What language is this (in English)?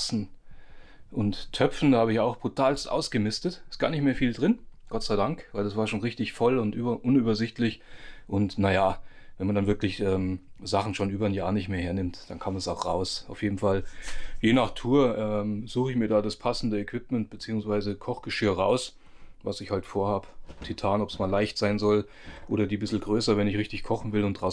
German